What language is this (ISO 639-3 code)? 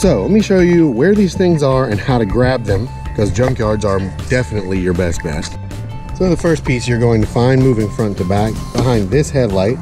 eng